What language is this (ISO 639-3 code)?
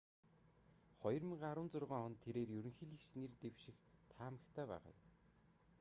mon